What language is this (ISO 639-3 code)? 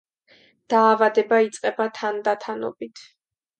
kat